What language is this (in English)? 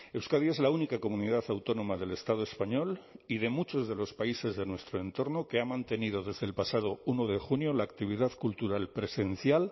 Spanish